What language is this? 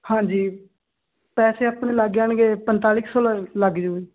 Punjabi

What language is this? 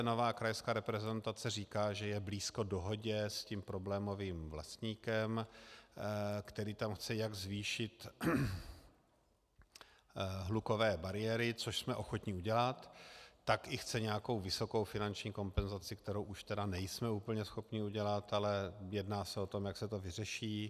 Czech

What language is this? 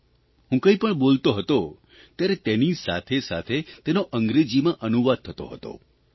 Gujarati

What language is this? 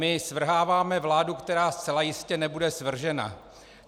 Czech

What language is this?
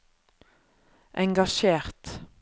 Norwegian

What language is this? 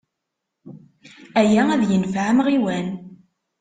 Kabyle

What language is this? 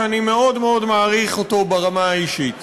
Hebrew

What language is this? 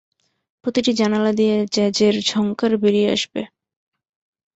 Bangla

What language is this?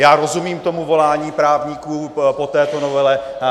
Czech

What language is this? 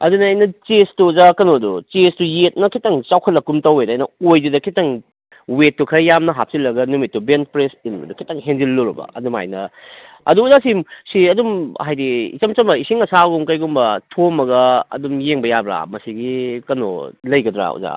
Manipuri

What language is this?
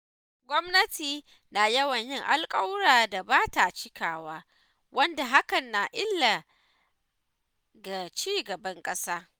Hausa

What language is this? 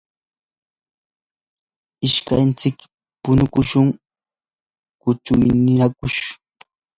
Yanahuanca Pasco Quechua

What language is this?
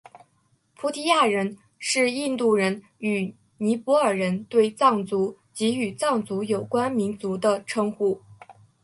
Chinese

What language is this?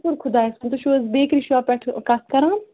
Kashmiri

